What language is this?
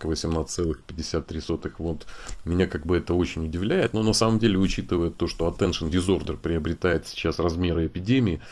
Russian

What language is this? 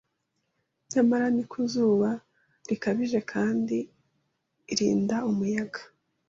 Kinyarwanda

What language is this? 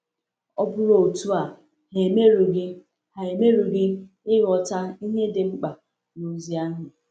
Igbo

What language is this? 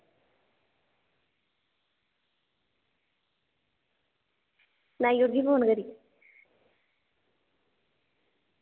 Dogri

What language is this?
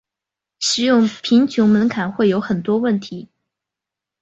Chinese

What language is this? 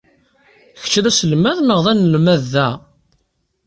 Kabyle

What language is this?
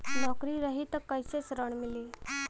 Bhojpuri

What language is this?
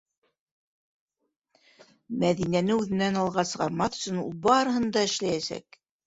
Bashkir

